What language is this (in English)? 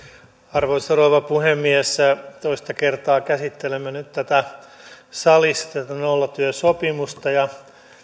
Finnish